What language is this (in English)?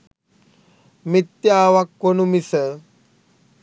Sinhala